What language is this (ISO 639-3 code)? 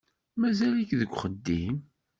kab